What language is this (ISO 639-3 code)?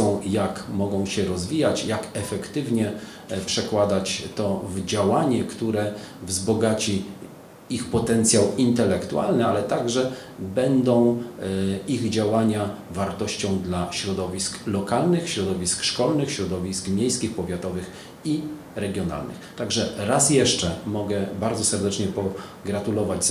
pol